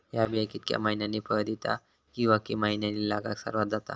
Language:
Marathi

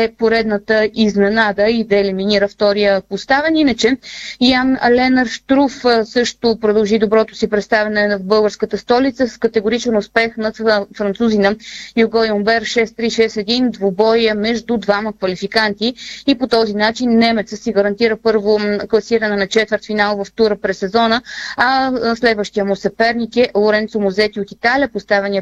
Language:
Bulgarian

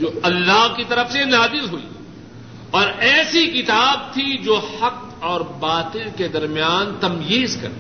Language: Urdu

